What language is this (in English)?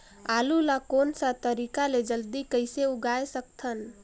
Chhattisgarhi